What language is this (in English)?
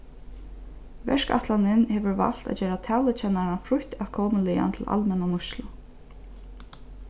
Faroese